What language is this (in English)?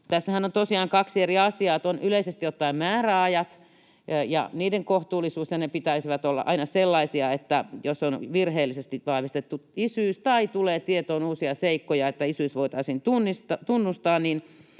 Finnish